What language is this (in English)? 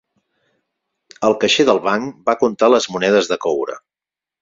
Catalan